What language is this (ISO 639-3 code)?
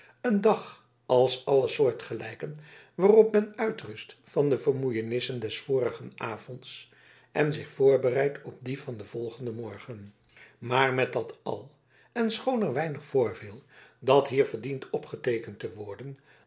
nld